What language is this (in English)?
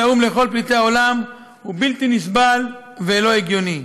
Hebrew